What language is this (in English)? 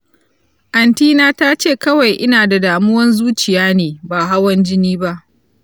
Hausa